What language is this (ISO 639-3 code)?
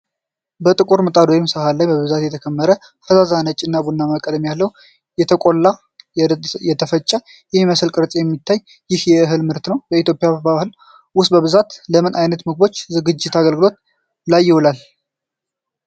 amh